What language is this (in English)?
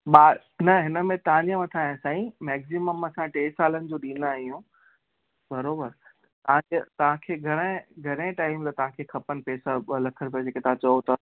Sindhi